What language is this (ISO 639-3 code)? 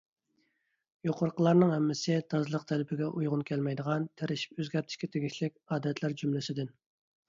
uig